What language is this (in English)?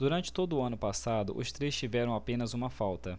Portuguese